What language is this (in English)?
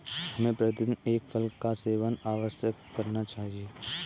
Hindi